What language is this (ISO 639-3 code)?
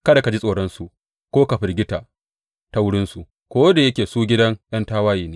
hau